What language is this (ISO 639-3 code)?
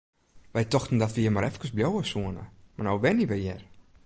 fry